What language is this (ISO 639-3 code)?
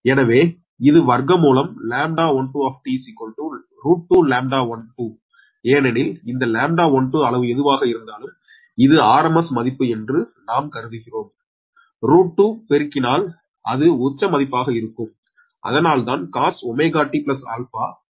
tam